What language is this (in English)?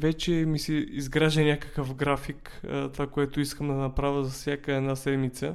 Bulgarian